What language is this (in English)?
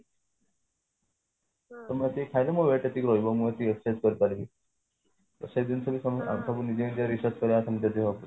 Odia